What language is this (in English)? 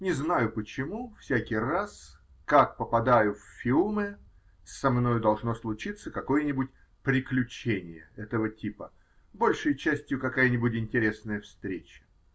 Russian